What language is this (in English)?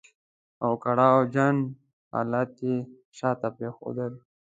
Pashto